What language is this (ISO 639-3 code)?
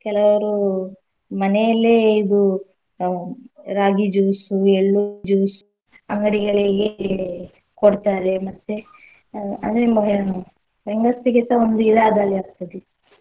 kan